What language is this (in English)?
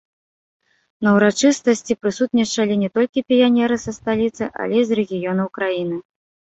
Belarusian